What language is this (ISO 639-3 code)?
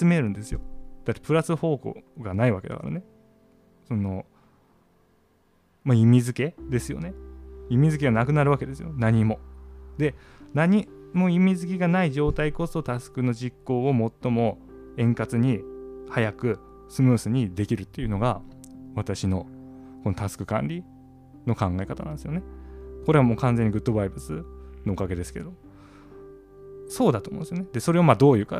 jpn